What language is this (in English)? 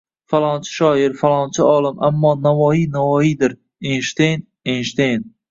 Uzbek